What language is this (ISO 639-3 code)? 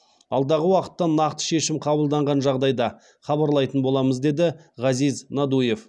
kaz